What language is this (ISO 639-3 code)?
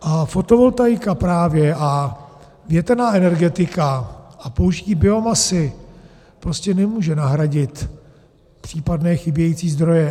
ces